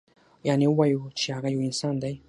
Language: Pashto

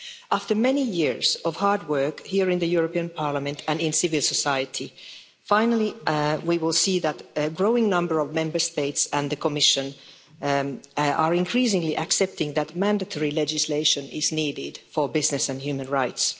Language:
English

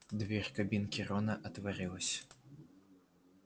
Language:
Russian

